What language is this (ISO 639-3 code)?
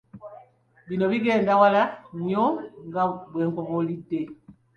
lug